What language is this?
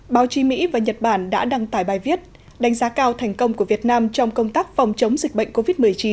Vietnamese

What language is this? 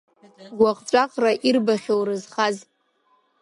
Abkhazian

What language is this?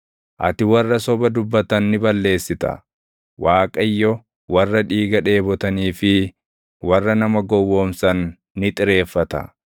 Oromo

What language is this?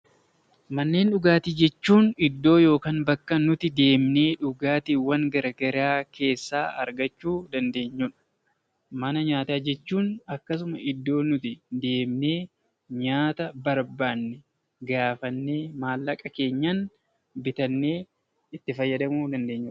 Oromo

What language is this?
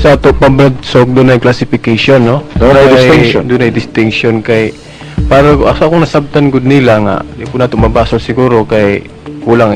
Filipino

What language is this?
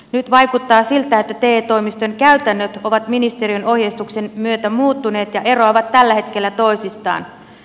Finnish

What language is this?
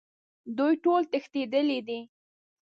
Pashto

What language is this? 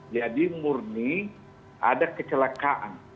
Indonesian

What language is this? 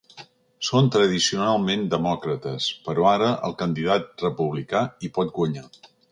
Catalan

